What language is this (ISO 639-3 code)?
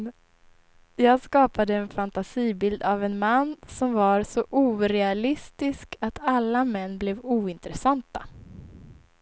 swe